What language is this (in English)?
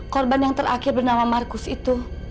Indonesian